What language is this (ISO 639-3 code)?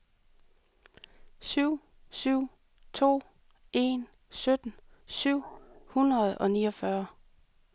dan